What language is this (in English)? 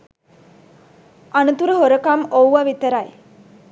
Sinhala